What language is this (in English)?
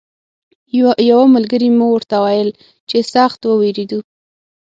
Pashto